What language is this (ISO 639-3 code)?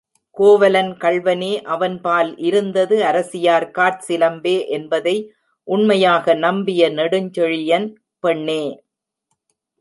tam